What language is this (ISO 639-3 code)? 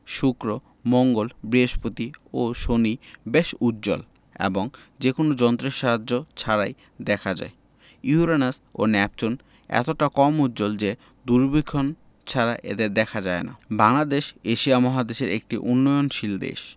ben